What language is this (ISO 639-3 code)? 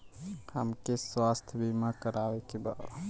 bho